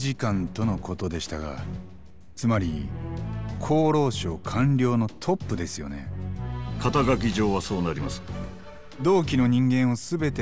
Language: Japanese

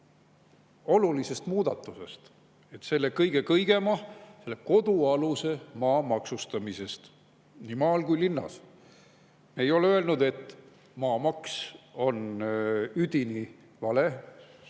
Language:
Estonian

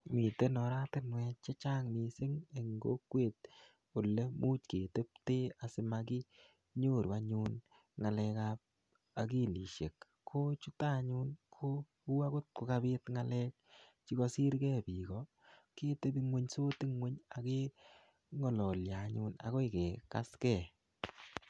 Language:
Kalenjin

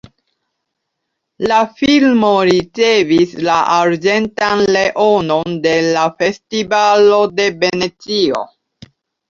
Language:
Esperanto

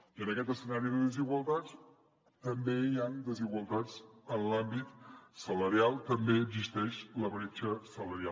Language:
Catalan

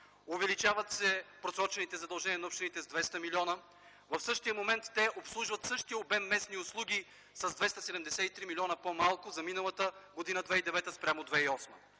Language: Bulgarian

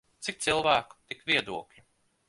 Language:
Latvian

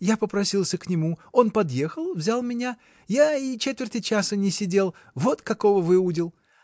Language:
Russian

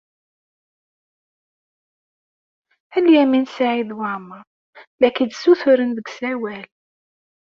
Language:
Kabyle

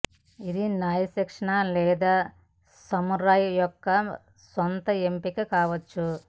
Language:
Telugu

